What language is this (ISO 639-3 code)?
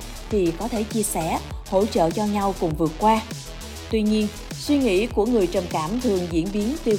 vie